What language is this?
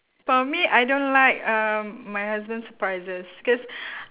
English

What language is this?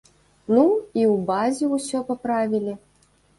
Belarusian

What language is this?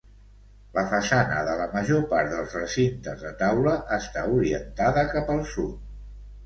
Catalan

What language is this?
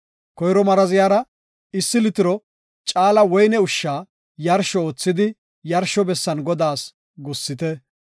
Gofa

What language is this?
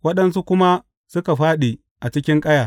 Hausa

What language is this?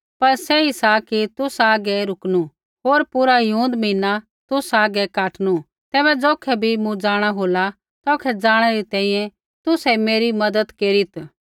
Kullu Pahari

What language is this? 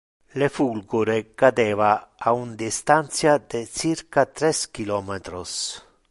Interlingua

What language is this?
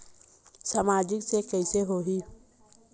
Chhattisgarhi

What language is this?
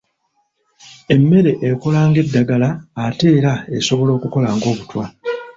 Ganda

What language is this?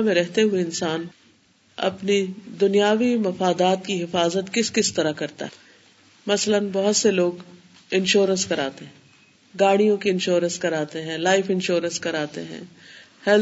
Urdu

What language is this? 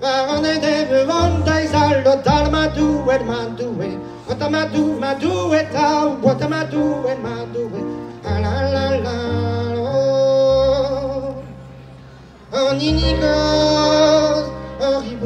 Thai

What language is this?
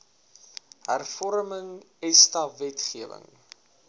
Afrikaans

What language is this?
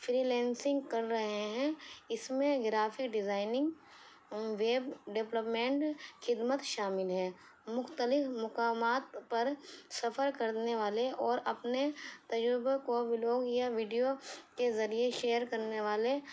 Urdu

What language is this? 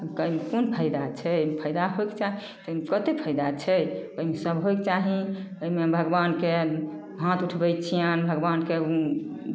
Maithili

